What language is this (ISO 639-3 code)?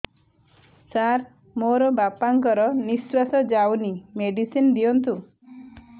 ori